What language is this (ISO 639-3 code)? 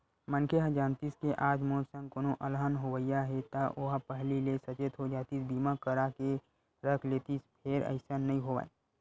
hne